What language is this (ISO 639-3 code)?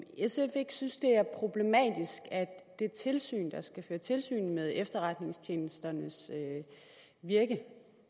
dan